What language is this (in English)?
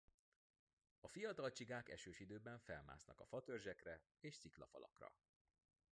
Hungarian